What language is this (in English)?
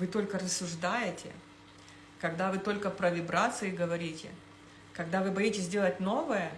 Russian